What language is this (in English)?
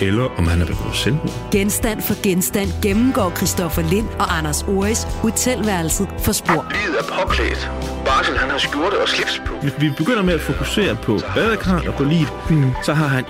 Danish